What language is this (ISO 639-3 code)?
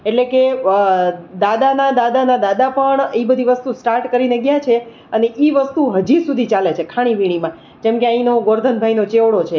guj